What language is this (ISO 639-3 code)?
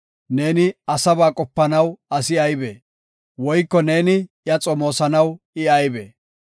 gof